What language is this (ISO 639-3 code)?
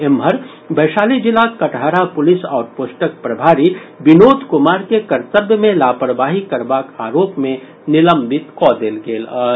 mai